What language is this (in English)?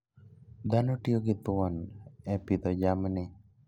Luo (Kenya and Tanzania)